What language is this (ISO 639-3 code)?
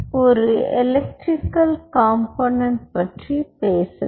tam